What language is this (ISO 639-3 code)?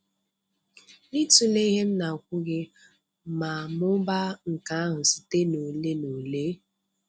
ibo